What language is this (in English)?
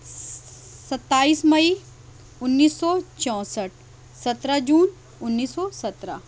Urdu